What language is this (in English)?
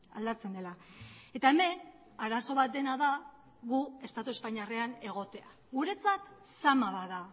Basque